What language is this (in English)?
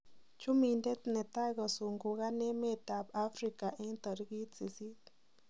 Kalenjin